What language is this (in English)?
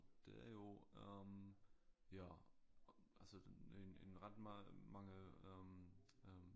Danish